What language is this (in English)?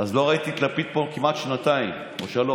Hebrew